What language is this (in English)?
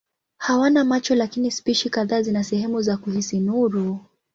Swahili